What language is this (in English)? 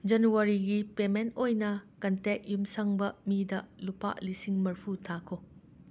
Manipuri